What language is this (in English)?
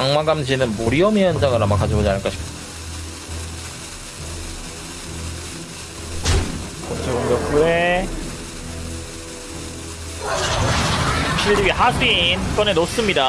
Korean